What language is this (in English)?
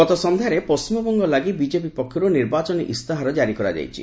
Odia